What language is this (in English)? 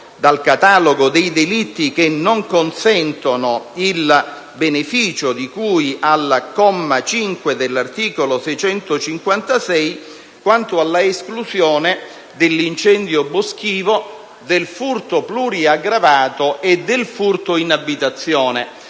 Italian